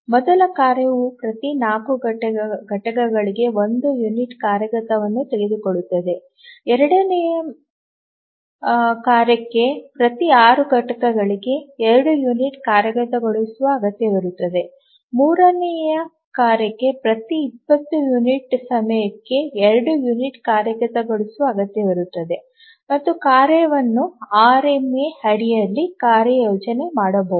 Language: Kannada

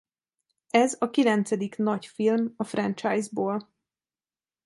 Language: Hungarian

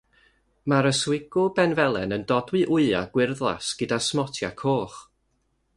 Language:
Welsh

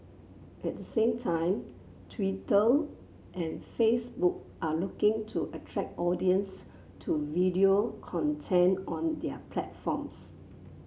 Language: English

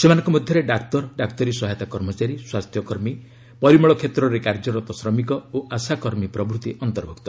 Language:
Odia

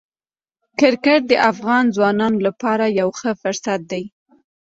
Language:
Pashto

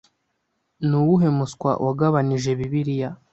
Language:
Kinyarwanda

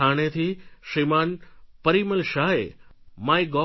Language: Gujarati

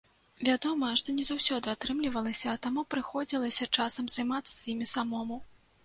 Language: Belarusian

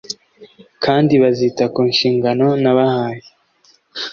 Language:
Kinyarwanda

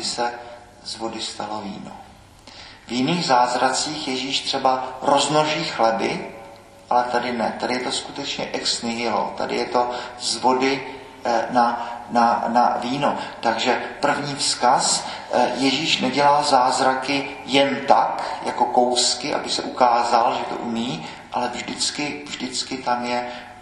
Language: Czech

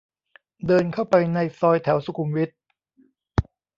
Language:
Thai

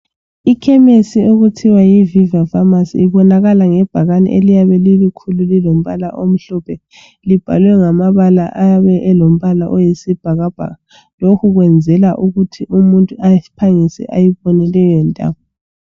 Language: North Ndebele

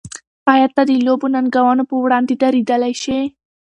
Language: Pashto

